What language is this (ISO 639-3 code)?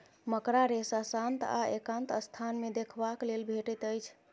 mai